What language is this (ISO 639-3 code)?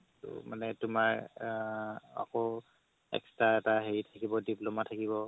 asm